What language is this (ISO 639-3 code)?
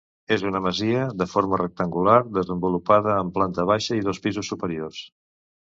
cat